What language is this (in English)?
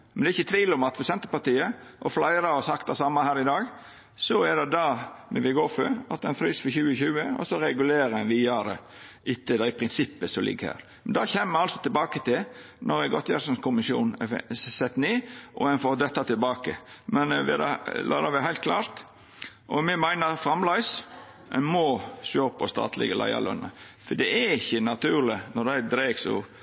Norwegian Nynorsk